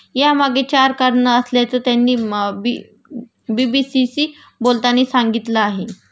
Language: Marathi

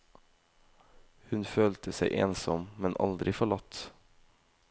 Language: Norwegian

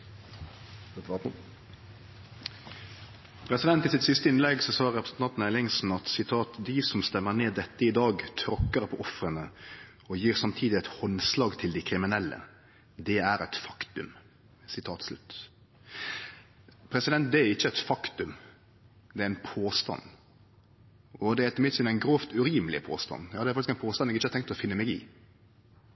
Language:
Norwegian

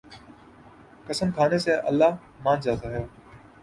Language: Urdu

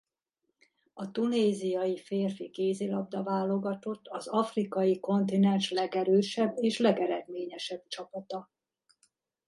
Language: Hungarian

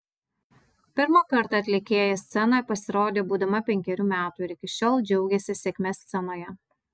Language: Lithuanian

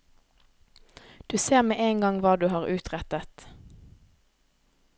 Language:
Norwegian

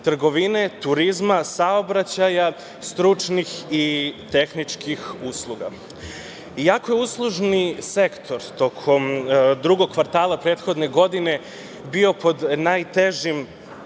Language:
Serbian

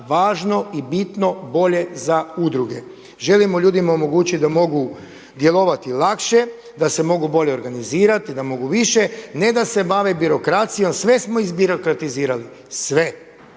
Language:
Croatian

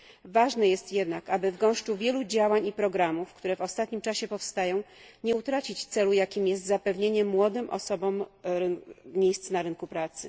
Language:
Polish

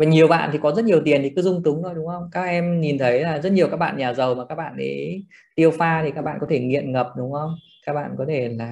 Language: Vietnamese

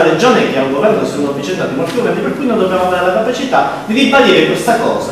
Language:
Italian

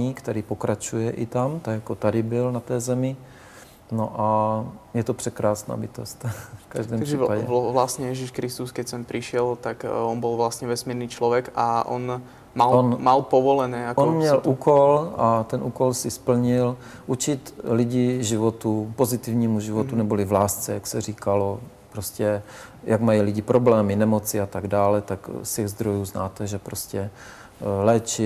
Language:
Czech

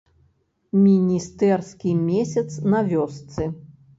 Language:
Belarusian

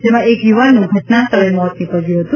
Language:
Gujarati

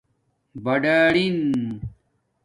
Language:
Domaaki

